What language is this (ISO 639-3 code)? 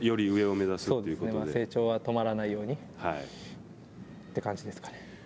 jpn